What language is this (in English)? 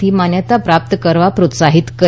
Gujarati